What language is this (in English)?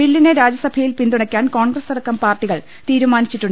Malayalam